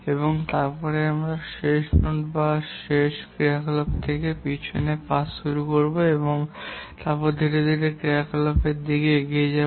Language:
Bangla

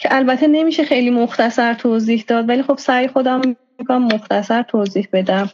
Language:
Persian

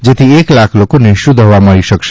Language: Gujarati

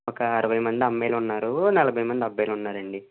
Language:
Telugu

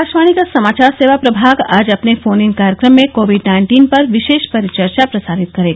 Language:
Hindi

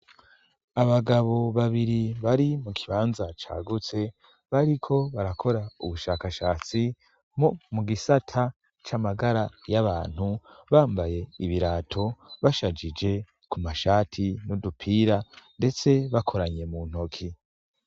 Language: Rundi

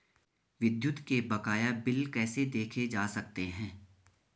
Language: Hindi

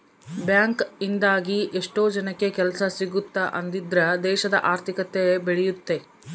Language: Kannada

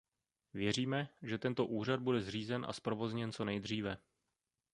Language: Czech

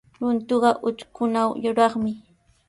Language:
Sihuas Ancash Quechua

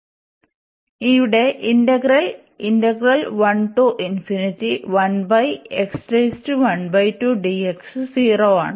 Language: Malayalam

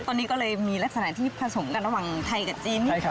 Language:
Thai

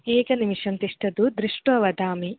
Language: Sanskrit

